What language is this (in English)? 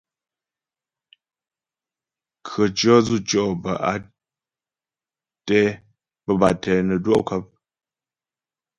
Ghomala